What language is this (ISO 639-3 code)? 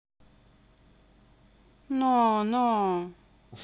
rus